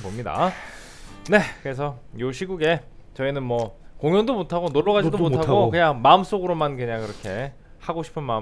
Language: Korean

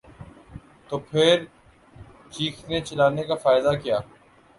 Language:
Urdu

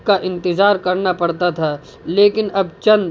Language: Urdu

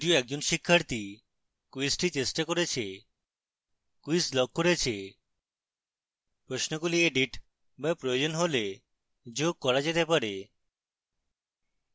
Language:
Bangla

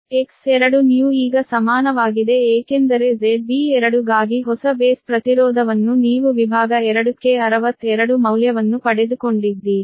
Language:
Kannada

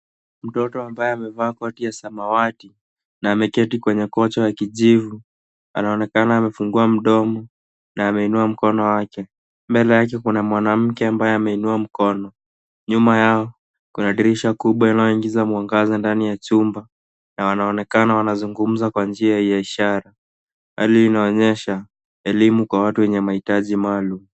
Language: Swahili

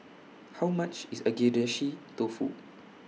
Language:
English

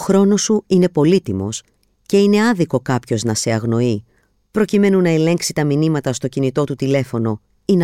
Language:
Greek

